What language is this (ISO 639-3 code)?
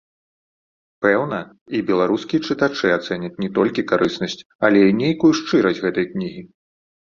bel